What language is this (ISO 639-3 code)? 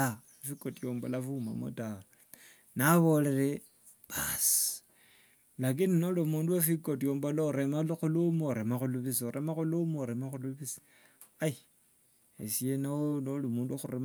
lwg